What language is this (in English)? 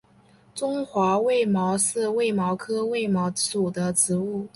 Chinese